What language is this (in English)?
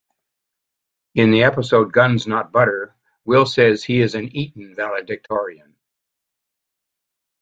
English